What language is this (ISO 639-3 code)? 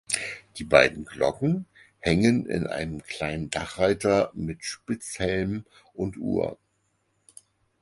deu